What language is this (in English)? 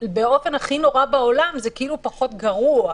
Hebrew